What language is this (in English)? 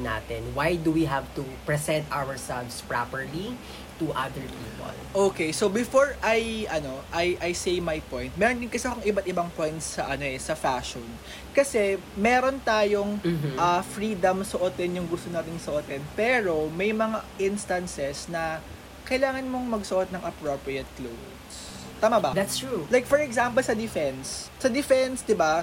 Filipino